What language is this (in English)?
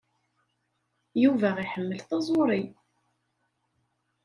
Kabyle